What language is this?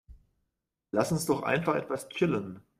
German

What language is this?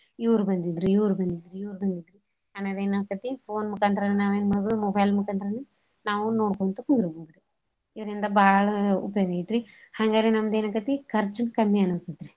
Kannada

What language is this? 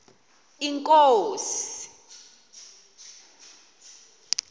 Xhosa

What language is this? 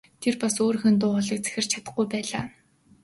Mongolian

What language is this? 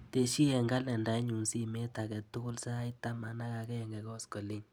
Kalenjin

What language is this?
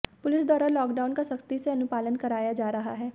Hindi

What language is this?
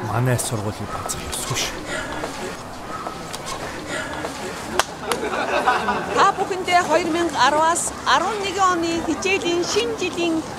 Korean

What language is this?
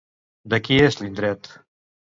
Catalan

